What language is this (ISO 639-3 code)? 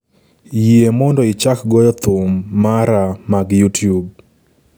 luo